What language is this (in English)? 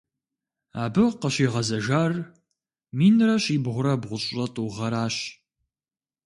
Kabardian